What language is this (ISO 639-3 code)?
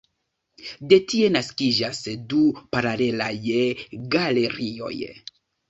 epo